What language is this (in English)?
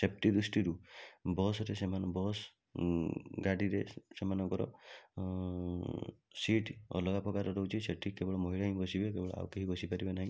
Odia